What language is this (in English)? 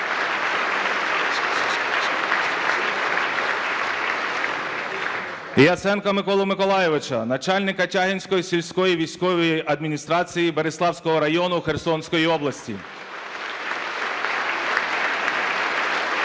Ukrainian